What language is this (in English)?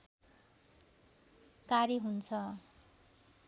Nepali